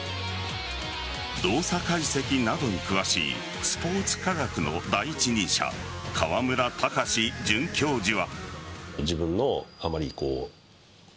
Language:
Japanese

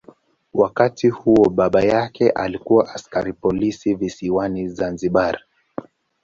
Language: Swahili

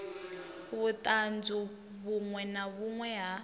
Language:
Venda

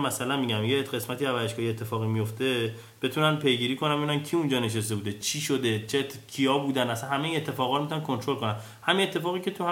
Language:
Persian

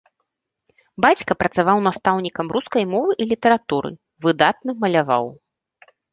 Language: Belarusian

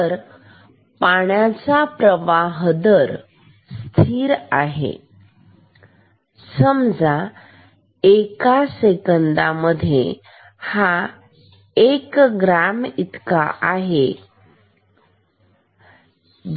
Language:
Marathi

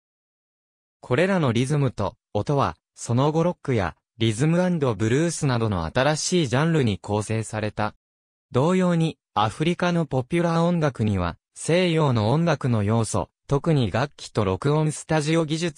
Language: Japanese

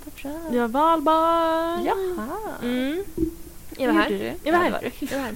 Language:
Swedish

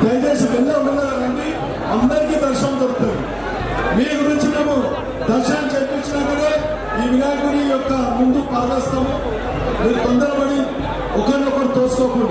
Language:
Turkish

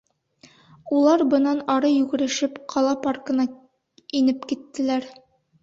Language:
Bashkir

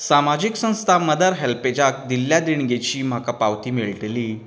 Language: Konkani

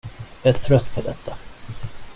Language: Swedish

